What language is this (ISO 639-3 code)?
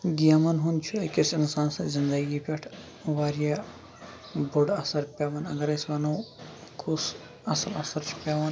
kas